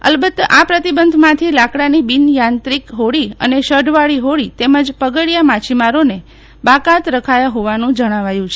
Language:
Gujarati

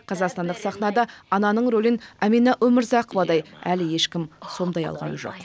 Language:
Kazakh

